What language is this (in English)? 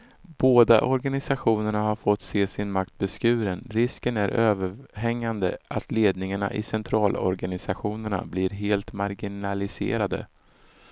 Swedish